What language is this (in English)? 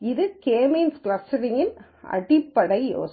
Tamil